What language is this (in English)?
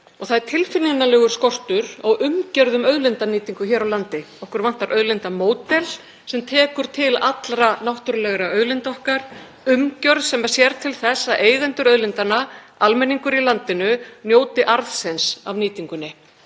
Icelandic